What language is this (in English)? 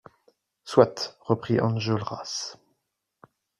French